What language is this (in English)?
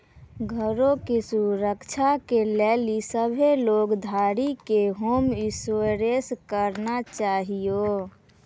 Maithili